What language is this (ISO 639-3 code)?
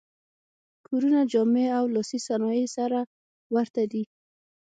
pus